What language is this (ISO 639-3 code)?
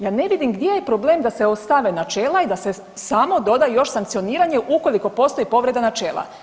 hrv